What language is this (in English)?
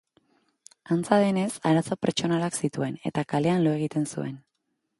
Basque